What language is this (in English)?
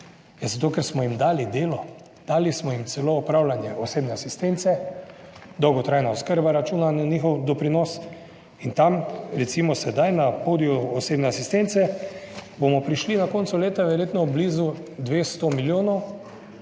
Slovenian